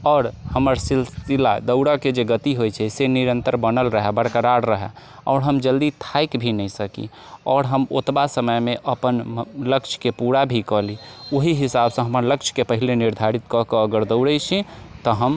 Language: Maithili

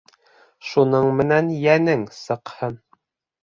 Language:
Bashkir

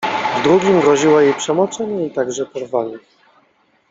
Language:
Polish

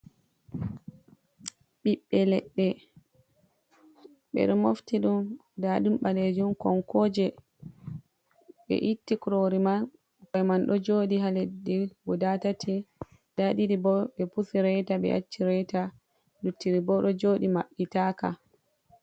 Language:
Fula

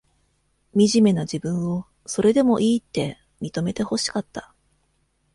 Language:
Japanese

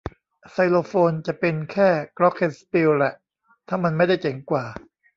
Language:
Thai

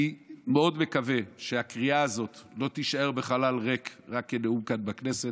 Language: Hebrew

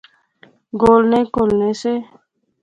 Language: Pahari-Potwari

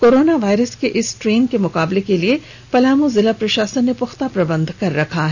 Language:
Hindi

